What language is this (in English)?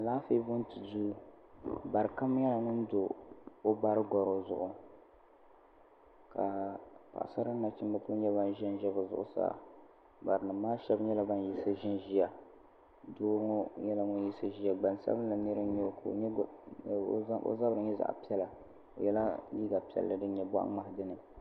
Dagbani